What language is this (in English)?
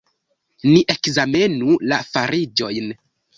Esperanto